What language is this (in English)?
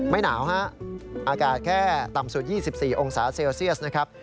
Thai